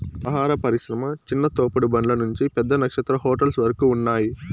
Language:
Telugu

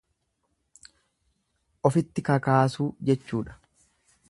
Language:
Oromo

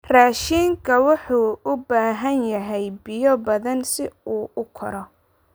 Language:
Somali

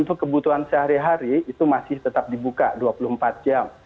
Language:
Indonesian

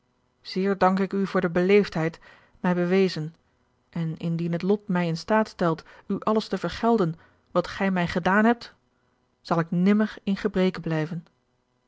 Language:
Dutch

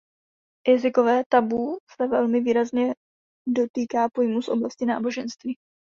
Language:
Czech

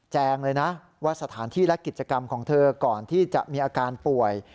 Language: Thai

